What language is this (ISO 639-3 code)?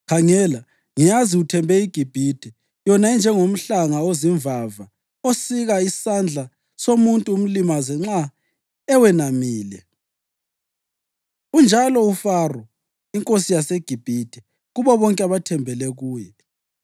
nde